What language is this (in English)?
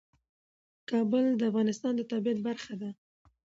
Pashto